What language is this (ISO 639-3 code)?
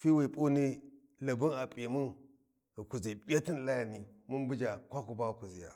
wji